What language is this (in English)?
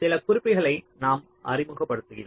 Tamil